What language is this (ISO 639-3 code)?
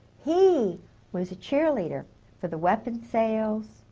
eng